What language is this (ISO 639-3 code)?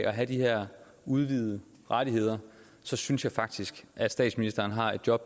dan